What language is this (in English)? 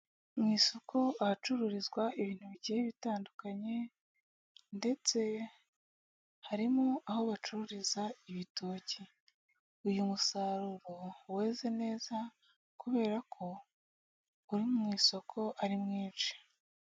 Kinyarwanda